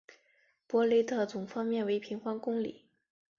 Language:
Chinese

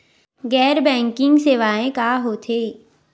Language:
Chhattisgarhi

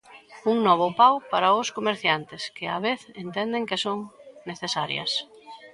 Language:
Galician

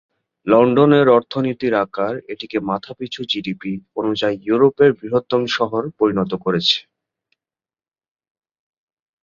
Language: Bangla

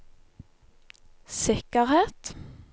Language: Norwegian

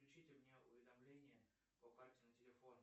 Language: Russian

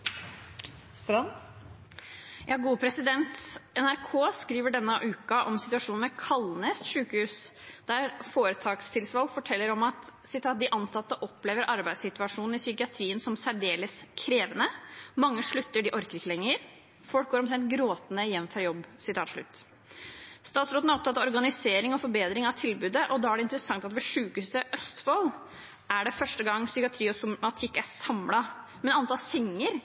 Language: Norwegian Bokmål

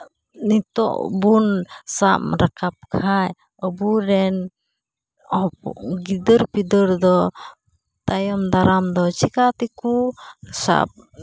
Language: Santali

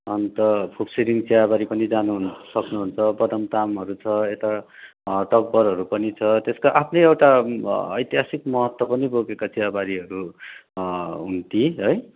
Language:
Nepali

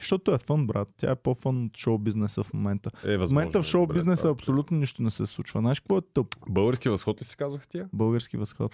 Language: Bulgarian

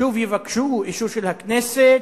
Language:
Hebrew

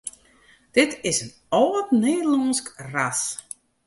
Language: Western Frisian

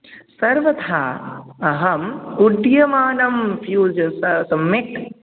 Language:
Sanskrit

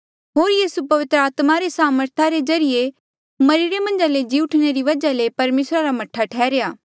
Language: Mandeali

